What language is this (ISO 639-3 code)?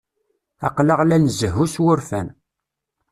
kab